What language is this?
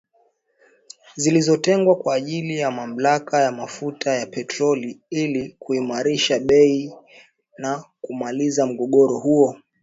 Swahili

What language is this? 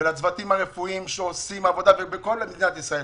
Hebrew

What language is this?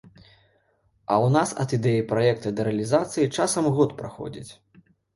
Belarusian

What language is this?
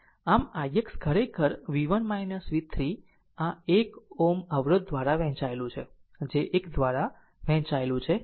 Gujarati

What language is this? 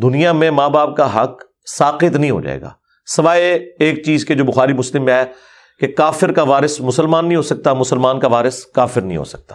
Urdu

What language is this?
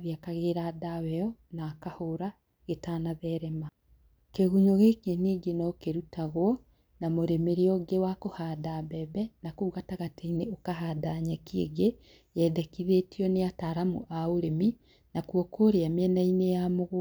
Kikuyu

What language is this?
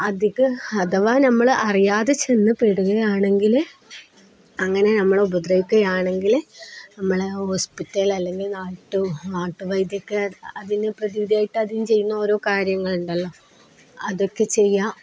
Malayalam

